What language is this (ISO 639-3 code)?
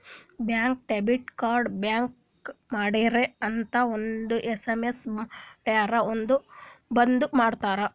kan